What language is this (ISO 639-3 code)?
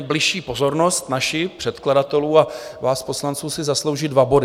ces